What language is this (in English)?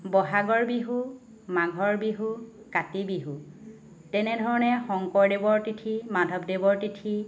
Assamese